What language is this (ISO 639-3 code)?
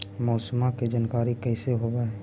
mag